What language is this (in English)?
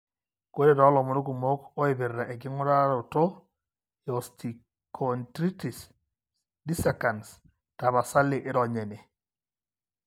Masai